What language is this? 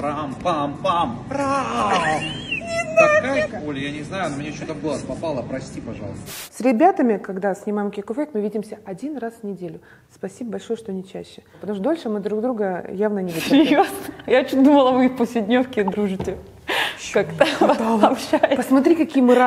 Russian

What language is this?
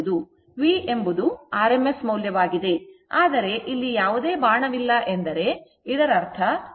Kannada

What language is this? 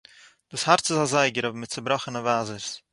Yiddish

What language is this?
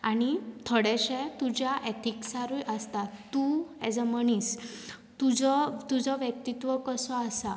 Konkani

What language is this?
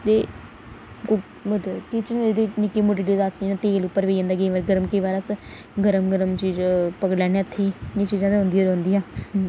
Dogri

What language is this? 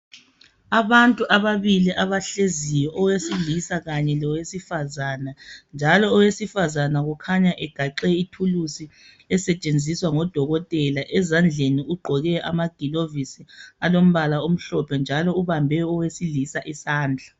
North Ndebele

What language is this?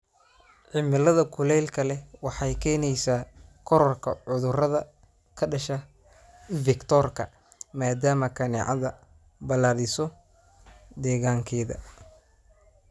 Somali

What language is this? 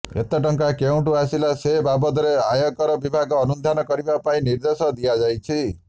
Odia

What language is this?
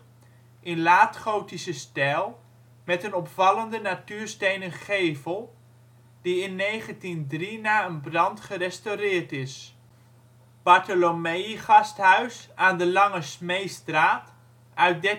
Dutch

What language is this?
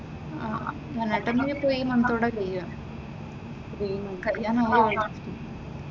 Malayalam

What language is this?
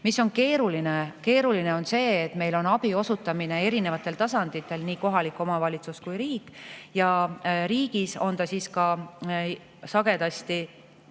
Estonian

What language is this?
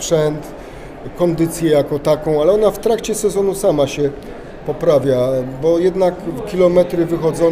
Polish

